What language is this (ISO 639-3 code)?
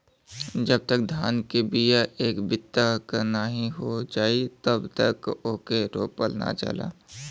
bho